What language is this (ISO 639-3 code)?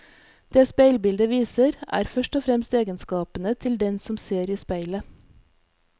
nor